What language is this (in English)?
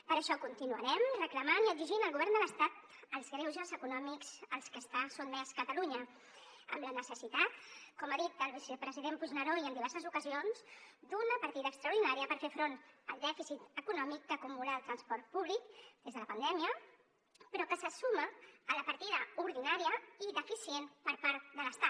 Catalan